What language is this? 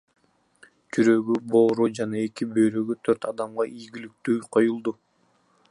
Kyrgyz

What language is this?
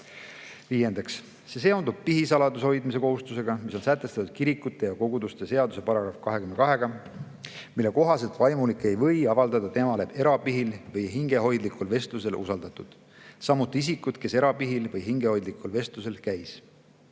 Estonian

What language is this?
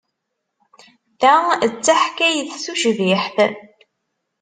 Kabyle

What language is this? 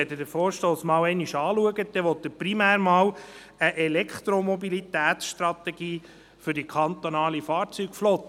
Swiss German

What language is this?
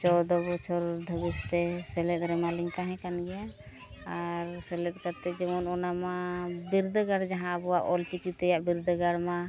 Santali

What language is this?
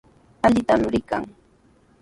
Sihuas Ancash Quechua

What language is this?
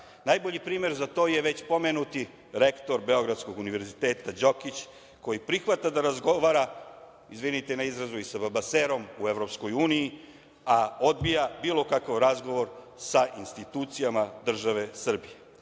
Serbian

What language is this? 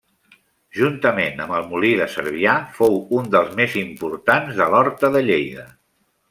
Catalan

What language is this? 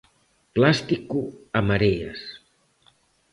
Galician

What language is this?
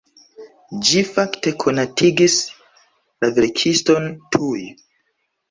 Esperanto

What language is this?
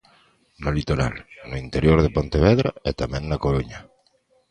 Galician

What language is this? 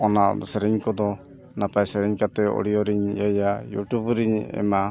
Santali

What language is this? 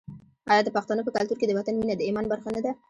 Pashto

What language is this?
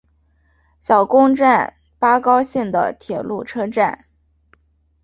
Chinese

